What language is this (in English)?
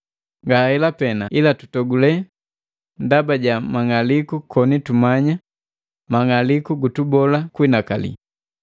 Matengo